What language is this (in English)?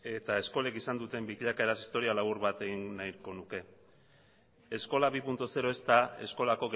Basque